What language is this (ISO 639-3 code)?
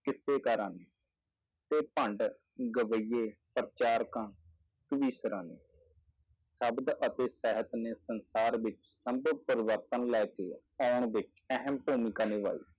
pan